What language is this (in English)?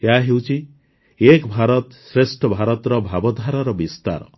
Odia